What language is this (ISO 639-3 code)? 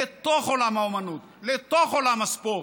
heb